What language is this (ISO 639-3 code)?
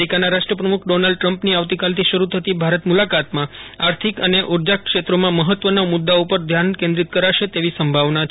guj